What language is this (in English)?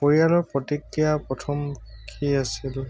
Assamese